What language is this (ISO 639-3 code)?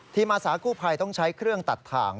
tha